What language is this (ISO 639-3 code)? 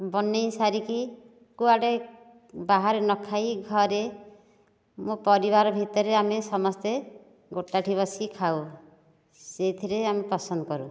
ori